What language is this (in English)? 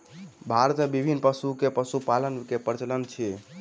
Maithili